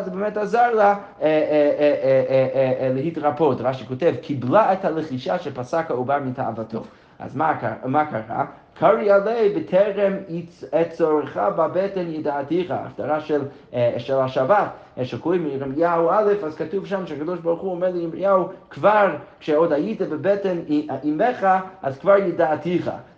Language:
Hebrew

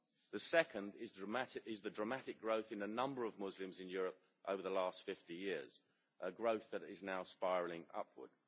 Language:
English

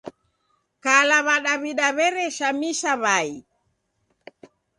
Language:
Taita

